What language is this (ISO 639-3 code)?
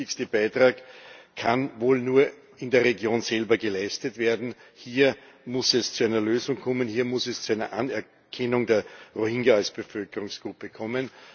deu